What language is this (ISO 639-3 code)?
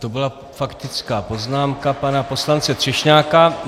ces